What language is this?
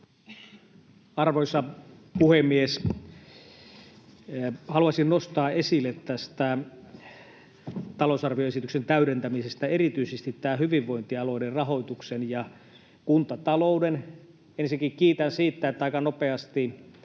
Finnish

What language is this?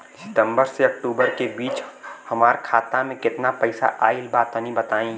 Bhojpuri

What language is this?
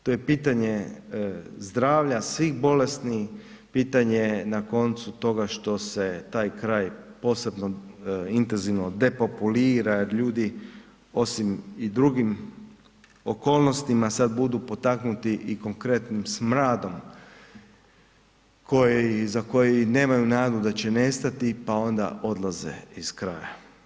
Croatian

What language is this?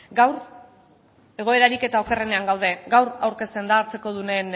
Basque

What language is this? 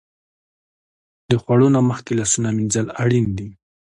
Pashto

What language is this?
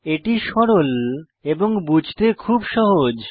Bangla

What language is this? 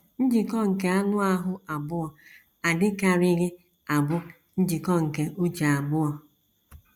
Igbo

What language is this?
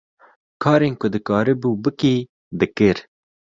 Kurdish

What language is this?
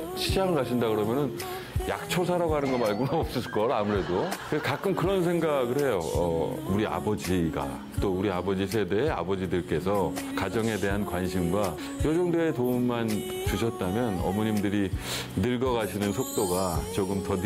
Korean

